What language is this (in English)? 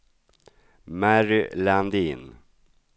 Swedish